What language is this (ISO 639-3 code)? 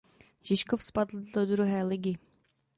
ces